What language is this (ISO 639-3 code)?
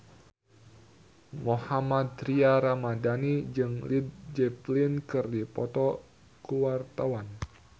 sun